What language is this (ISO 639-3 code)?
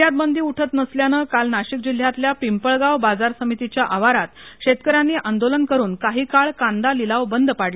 mar